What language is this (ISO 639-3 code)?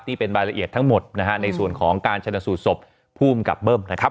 tha